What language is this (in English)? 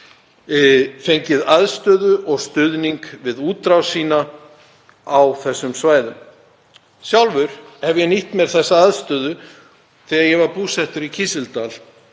Icelandic